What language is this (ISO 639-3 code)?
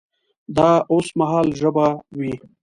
pus